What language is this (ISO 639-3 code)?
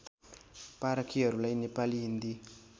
nep